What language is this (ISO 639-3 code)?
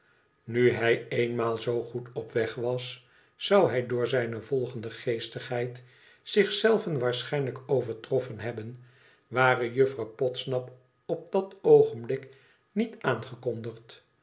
nld